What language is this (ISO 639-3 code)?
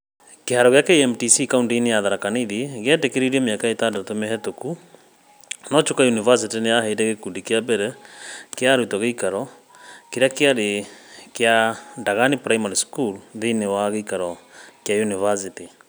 kik